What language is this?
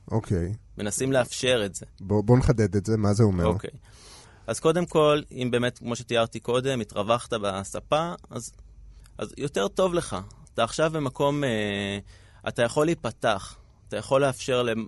Hebrew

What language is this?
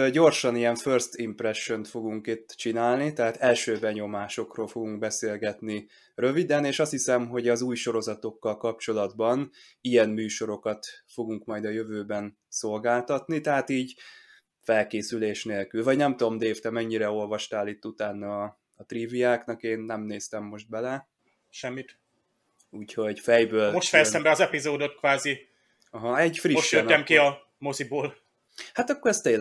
Hungarian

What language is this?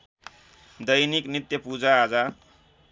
Nepali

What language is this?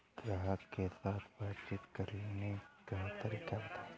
Bhojpuri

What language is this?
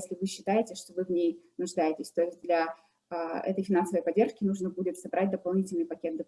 Russian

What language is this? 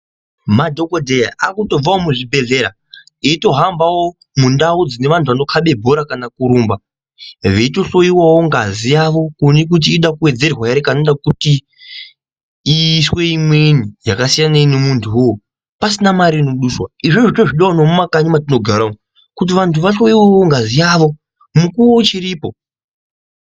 Ndau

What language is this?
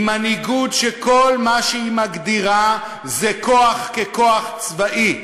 Hebrew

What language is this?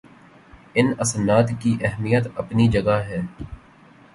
Urdu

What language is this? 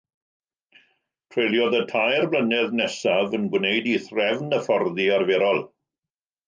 Welsh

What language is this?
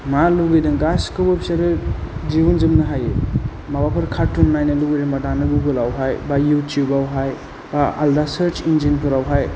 Bodo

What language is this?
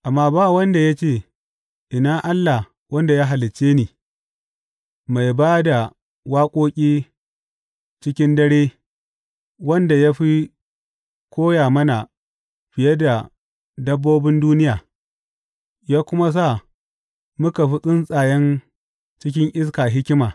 Hausa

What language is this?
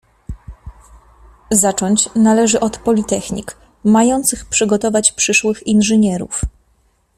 Polish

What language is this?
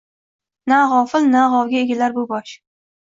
Uzbek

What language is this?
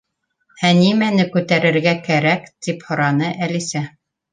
Bashkir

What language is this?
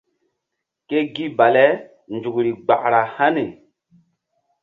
Mbum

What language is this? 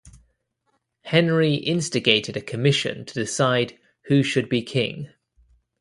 English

